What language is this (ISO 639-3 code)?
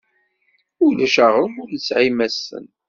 kab